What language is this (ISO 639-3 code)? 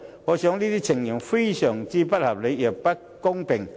yue